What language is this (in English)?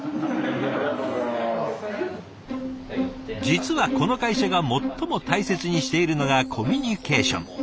Japanese